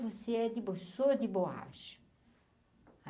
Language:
Portuguese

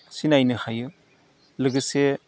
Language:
Bodo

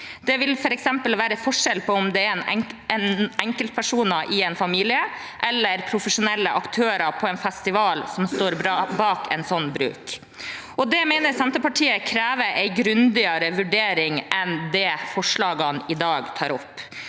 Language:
Norwegian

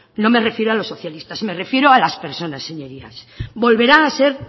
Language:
Spanish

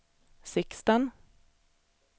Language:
Swedish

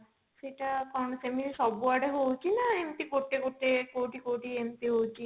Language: Odia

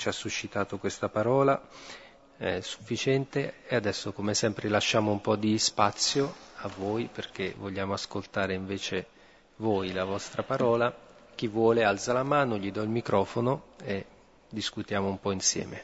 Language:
Italian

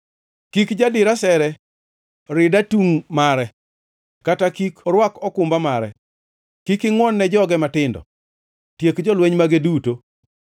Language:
Luo (Kenya and Tanzania)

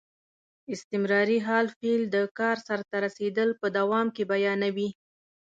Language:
Pashto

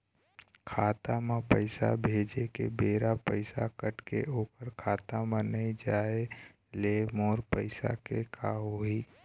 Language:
Chhattisgarhi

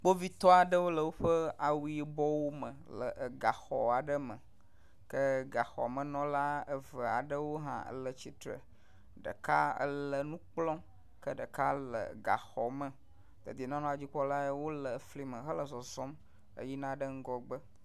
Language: Ewe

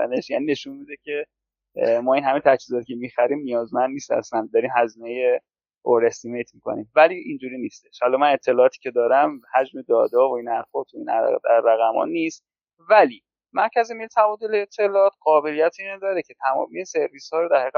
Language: Persian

